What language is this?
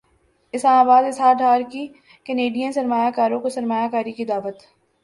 Urdu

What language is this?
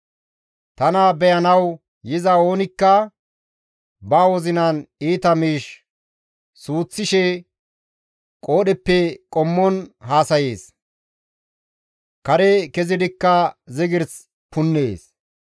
Gamo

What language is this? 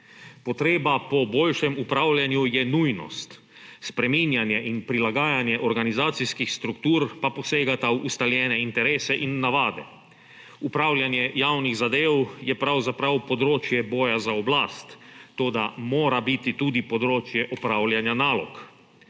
Slovenian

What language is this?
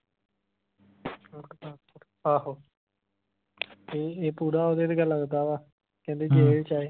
Punjabi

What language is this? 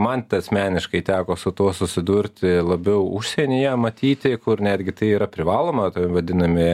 Lithuanian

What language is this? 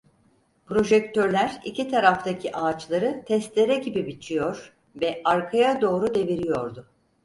Turkish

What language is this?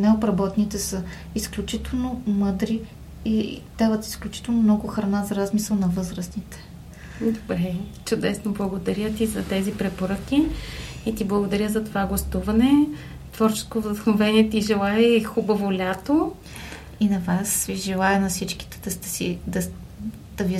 Bulgarian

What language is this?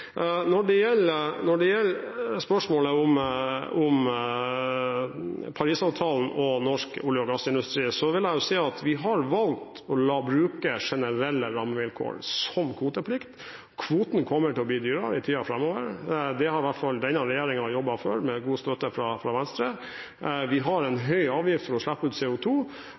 Norwegian Bokmål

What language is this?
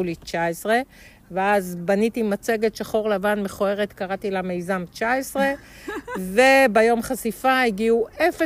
Hebrew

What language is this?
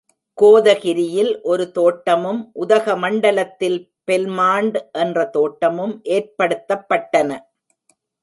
Tamil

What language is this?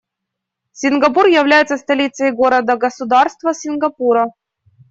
Russian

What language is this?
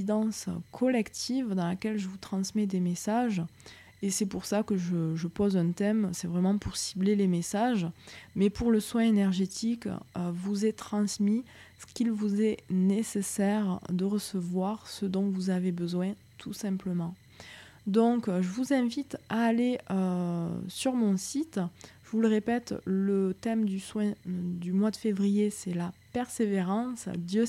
French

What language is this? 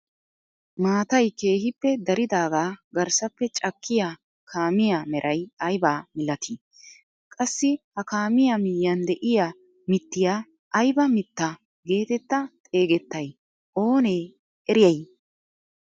Wolaytta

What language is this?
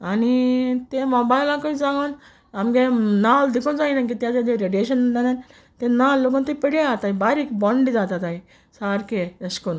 Konkani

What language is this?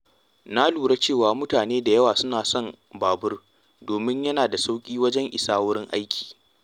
Hausa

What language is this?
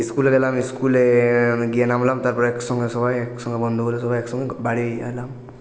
Bangla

